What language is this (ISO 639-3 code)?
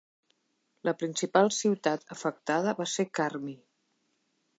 cat